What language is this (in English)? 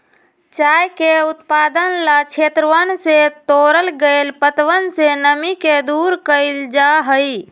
Magahi